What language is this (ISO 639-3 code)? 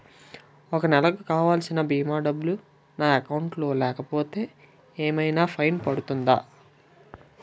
tel